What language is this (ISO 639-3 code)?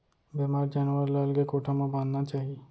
hne